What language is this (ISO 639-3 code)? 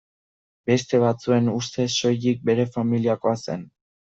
eus